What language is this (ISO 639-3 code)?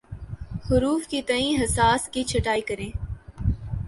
urd